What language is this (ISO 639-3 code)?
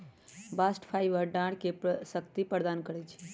mag